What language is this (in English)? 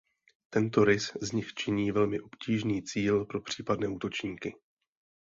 Czech